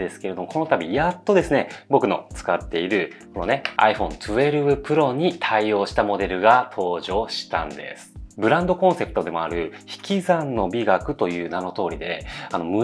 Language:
Japanese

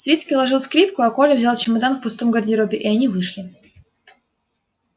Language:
Russian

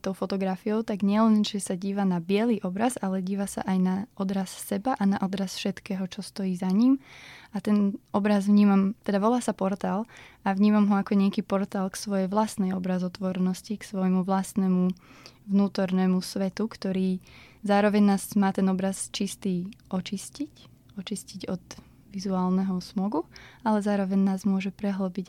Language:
Slovak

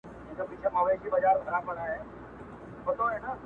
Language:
Pashto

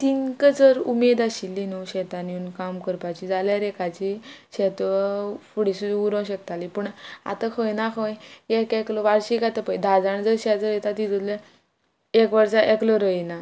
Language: Konkani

